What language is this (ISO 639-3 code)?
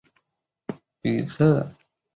zho